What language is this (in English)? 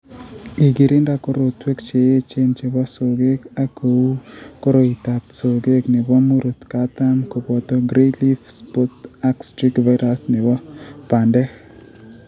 Kalenjin